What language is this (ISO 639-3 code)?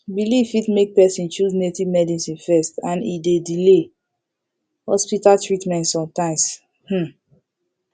pcm